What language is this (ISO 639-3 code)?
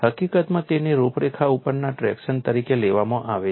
guj